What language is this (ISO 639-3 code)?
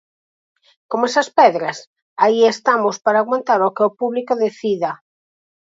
glg